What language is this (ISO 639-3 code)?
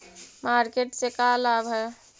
mag